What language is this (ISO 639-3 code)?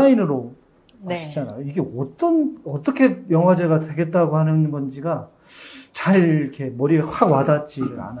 kor